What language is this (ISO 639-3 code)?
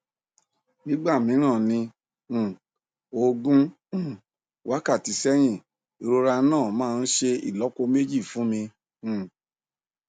yor